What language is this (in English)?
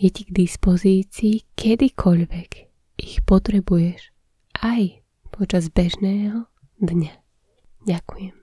Slovak